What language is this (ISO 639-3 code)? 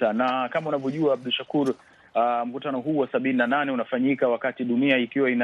swa